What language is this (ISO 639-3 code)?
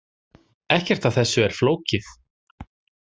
isl